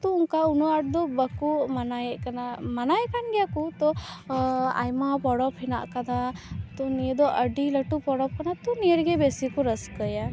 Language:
Santali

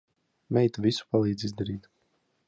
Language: Latvian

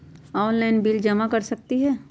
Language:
Magahi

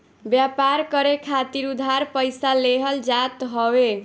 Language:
Bhojpuri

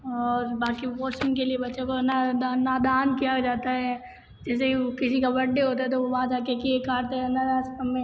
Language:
Hindi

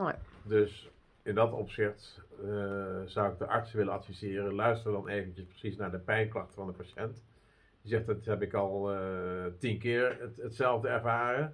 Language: Dutch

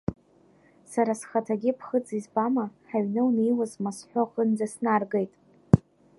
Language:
Abkhazian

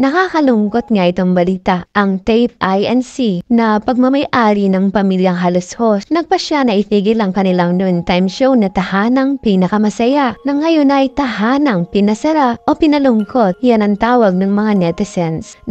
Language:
Filipino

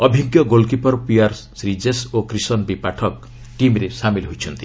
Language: Odia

